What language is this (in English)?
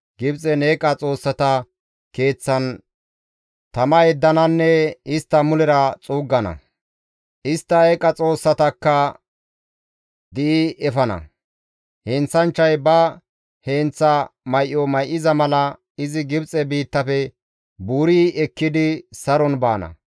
Gamo